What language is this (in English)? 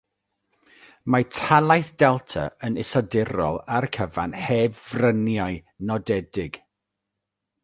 Welsh